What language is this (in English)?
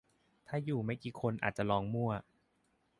Thai